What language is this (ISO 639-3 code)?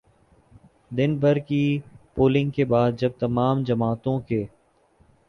urd